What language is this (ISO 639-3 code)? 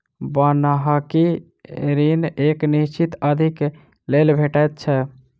mai